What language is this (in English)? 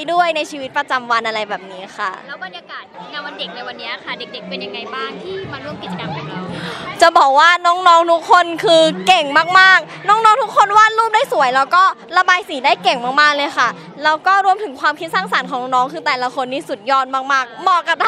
Thai